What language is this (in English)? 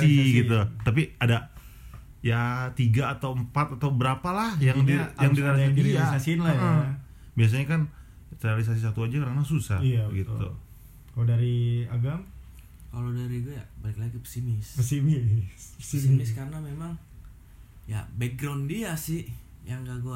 Indonesian